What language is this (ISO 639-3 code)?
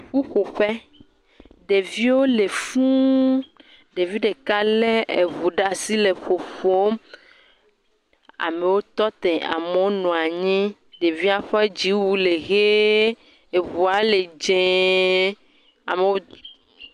ewe